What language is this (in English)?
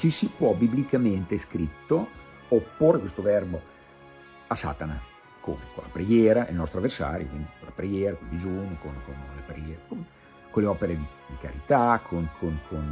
Italian